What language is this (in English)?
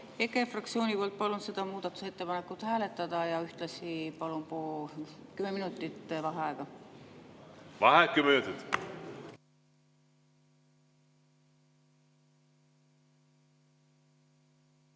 Estonian